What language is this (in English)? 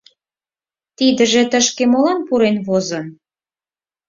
Mari